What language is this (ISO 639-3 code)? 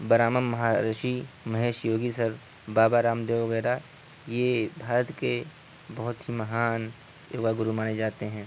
urd